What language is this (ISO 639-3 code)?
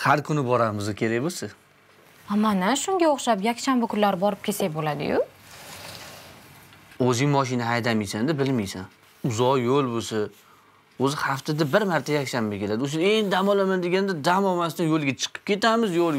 tur